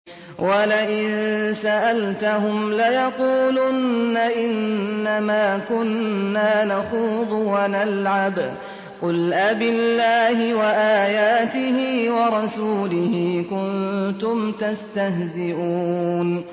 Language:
Arabic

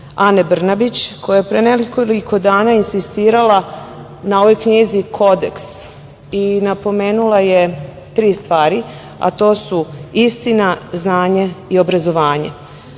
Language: Serbian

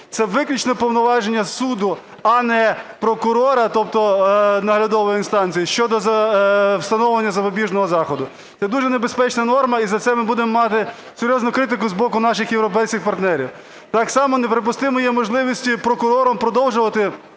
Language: Ukrainian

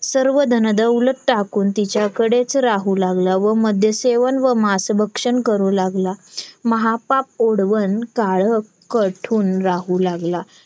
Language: Marathi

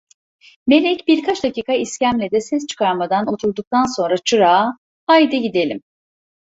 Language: Turkish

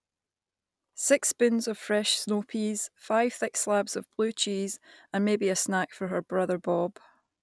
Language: English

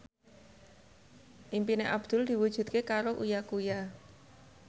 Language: Javanese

